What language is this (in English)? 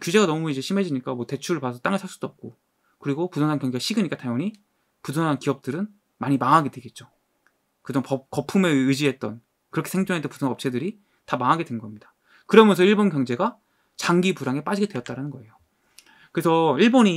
Korean